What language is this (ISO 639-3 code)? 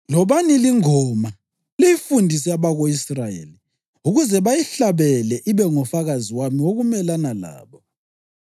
nde